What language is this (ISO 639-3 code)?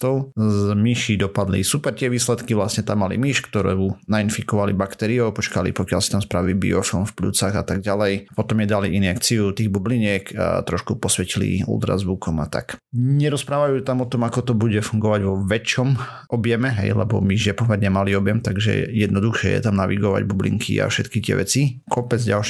slk